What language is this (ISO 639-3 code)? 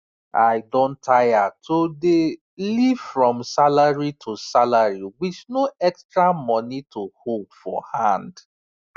pcm